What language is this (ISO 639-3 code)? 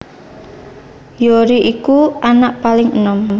jav